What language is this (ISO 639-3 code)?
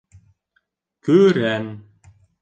bak